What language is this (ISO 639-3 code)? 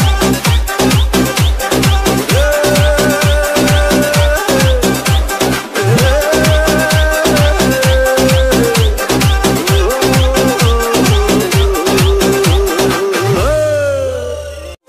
ara